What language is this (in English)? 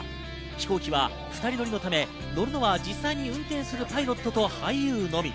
Japanese